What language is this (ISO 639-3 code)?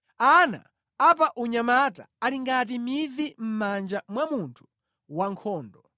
nya